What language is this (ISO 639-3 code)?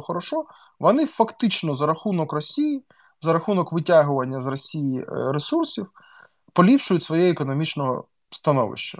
ukr